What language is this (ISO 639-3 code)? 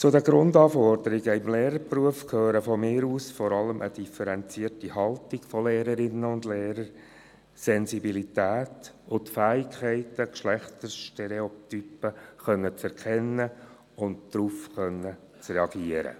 gsw